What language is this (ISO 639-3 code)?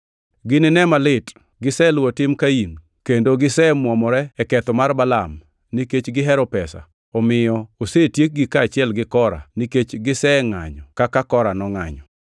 luo